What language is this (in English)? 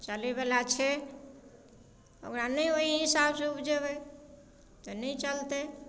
Maithili